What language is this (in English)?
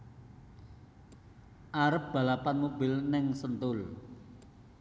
Javanese